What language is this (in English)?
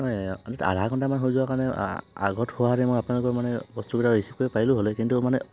Assamese